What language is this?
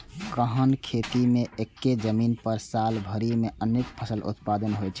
Maithili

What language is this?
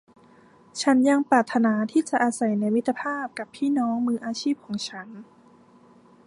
Thai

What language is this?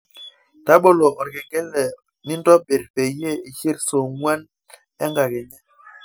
Masai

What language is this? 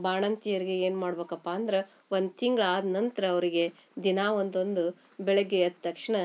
Kannada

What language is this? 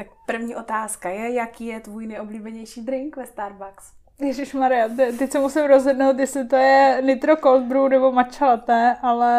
Czech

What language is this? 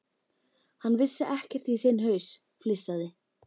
Icelandic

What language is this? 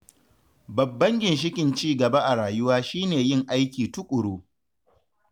Hausa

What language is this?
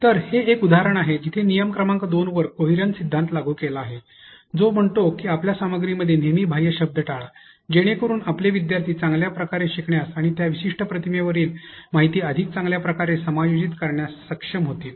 Marathi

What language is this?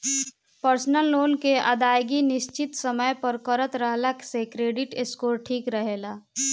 Bhojpuri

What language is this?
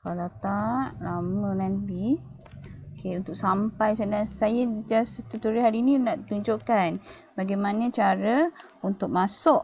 Malay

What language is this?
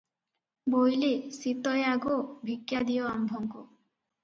Odia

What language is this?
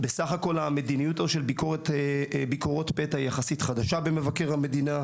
Hebrew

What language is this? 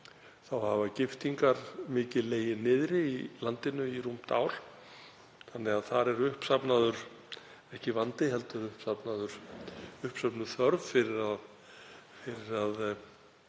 Icelandic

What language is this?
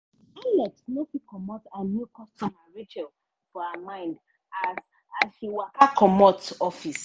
Nigerian Pidgin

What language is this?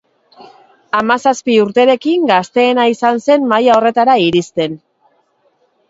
Basque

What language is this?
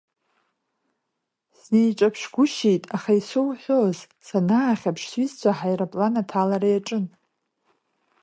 Abkhazian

